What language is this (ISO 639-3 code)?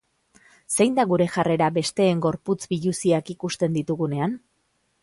eus